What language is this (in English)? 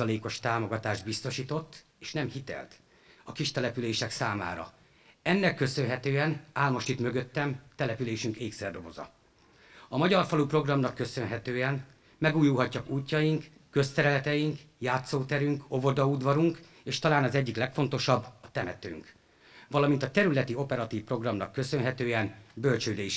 Hungarian